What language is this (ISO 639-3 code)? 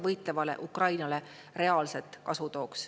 est